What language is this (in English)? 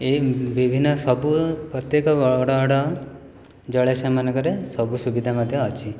Odia